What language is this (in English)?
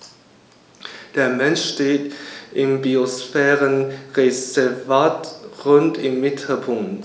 German